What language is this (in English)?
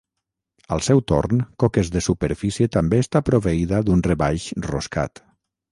Catalan